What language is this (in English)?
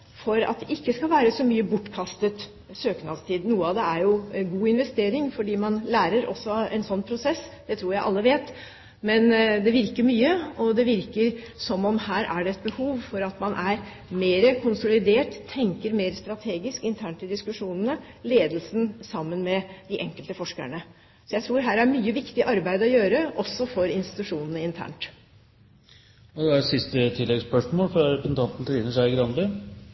Norwegian